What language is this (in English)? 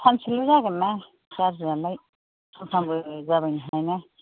Bodo